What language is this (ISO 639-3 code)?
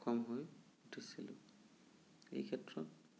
asm